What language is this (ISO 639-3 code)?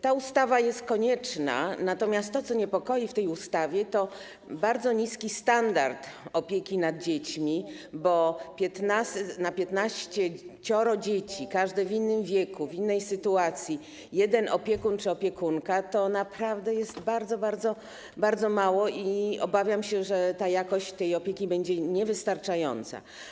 pol